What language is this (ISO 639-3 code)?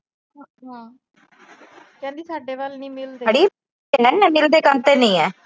pan